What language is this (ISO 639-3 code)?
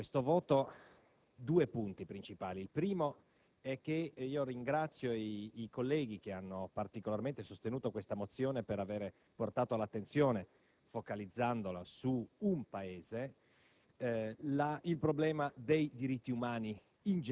ita